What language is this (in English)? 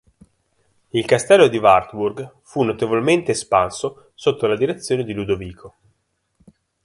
Italian